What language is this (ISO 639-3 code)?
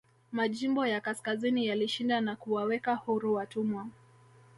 swa